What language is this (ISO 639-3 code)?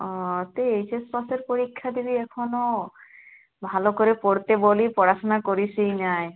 ben